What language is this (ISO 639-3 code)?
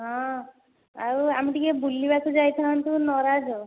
ori